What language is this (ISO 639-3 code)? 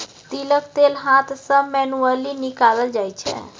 mai